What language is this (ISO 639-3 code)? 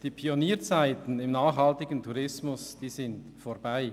gsw